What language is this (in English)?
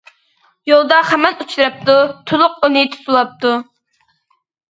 Uyghur